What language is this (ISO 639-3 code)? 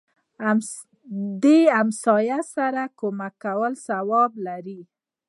pus